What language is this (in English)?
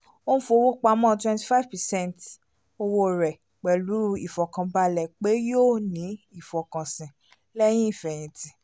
Yoruba